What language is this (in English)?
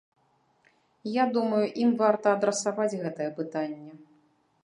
Belarusian